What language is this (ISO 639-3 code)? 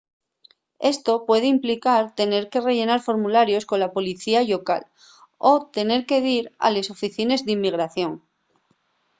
ast